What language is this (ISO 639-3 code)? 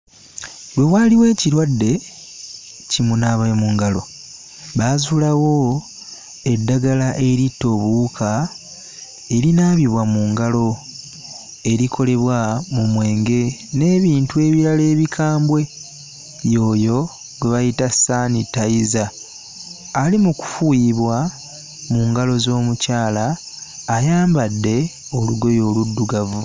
lug